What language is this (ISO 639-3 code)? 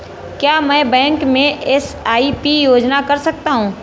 hin